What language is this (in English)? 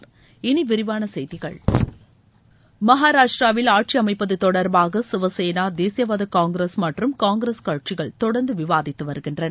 Tamil